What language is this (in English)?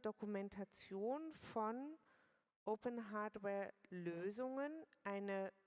German